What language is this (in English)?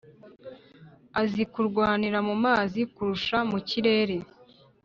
Kinyarwanda